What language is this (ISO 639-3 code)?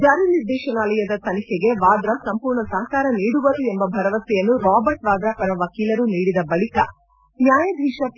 kan